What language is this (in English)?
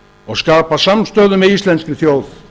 Icelandic